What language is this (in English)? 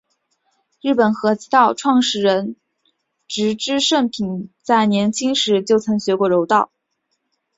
Chinese